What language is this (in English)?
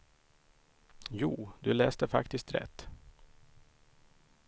Swedish